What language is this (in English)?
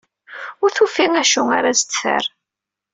Kabyle